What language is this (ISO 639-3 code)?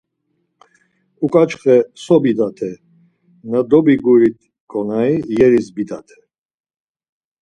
lzz